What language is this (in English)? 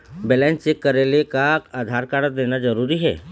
Chhattisgarhi